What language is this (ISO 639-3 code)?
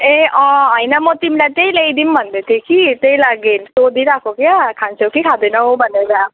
nep